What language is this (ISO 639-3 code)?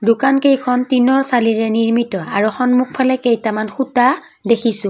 asm